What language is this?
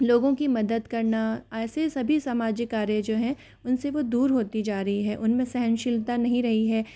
Hindi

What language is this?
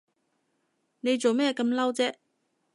Cantonese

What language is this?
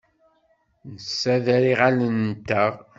Kabyle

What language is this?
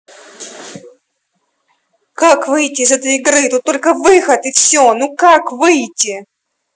Russian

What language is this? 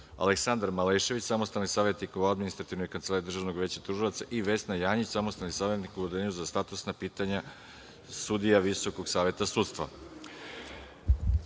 Serbian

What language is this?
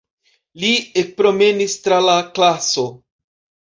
Esperanto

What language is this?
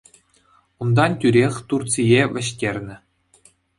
Chuvash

